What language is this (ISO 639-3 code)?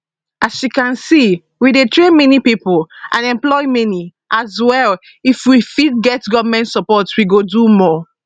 pcm